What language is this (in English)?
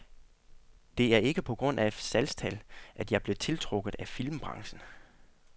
Danish